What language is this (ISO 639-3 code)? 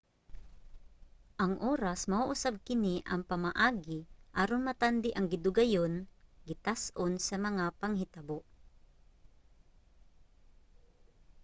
ceb